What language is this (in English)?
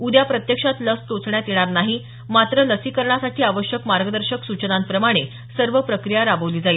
Marathi